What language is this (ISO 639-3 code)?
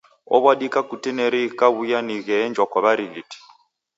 dav